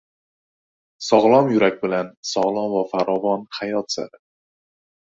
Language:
Uzbek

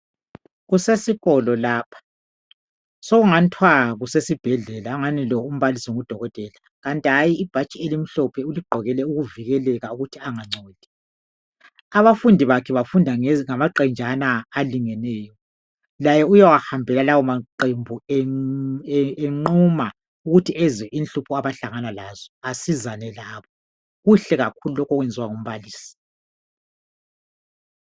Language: North Ndebele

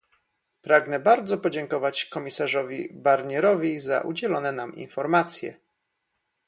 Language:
Polish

